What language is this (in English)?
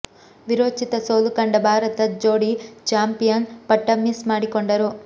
Kannada